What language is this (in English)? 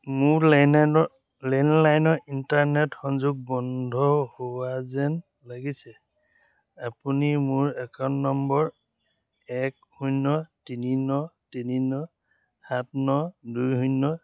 Assamese